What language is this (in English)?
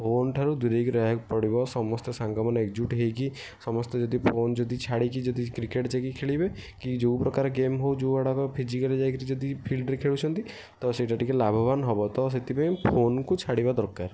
Odia